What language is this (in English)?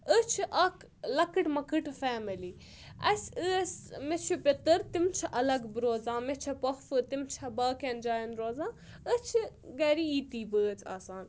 Kashmiri